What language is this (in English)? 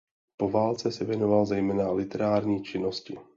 Czech